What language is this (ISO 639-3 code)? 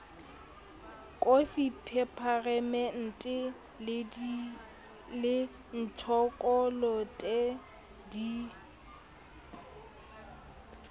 sot